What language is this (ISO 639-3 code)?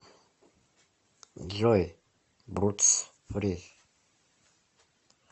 rus